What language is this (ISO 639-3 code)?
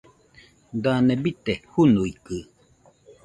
hux